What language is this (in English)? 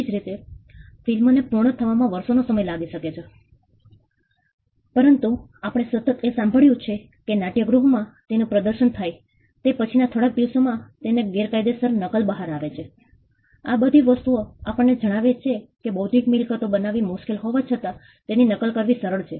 Gujarati